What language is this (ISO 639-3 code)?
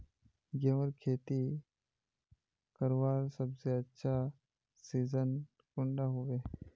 mag